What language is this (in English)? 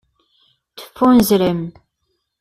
Kabyle